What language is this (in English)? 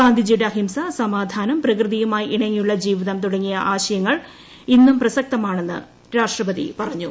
Malayalam